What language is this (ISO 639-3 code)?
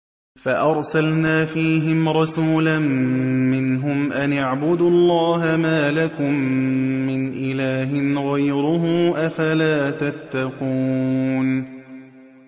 ara